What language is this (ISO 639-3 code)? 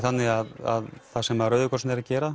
isl